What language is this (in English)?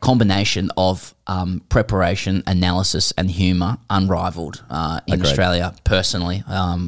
English